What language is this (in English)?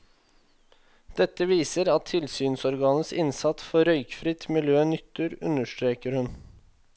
Norwegian